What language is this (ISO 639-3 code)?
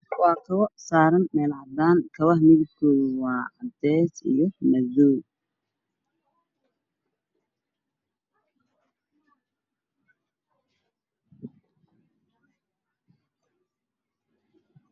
som